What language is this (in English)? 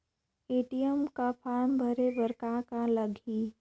Chhattisgarhi